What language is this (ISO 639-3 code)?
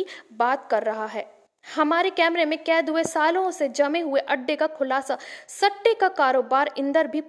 hin